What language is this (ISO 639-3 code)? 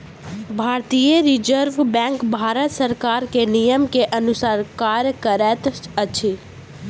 mai